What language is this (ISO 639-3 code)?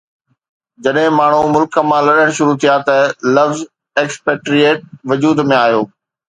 snd